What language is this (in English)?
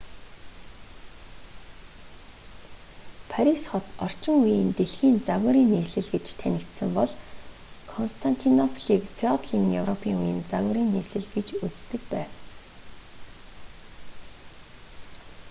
Mongolian